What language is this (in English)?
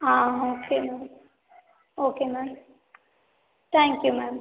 Tamil